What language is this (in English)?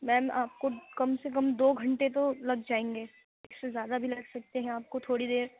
Urdu